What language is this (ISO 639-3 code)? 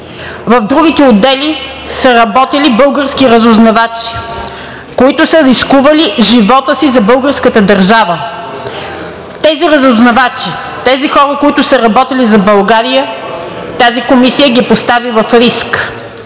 bul